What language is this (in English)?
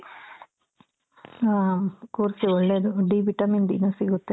Kannada